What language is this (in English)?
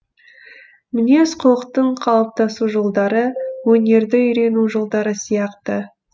Kazakh